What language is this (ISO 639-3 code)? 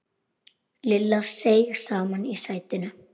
isl